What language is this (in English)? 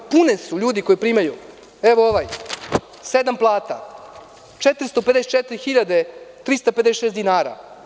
Serbian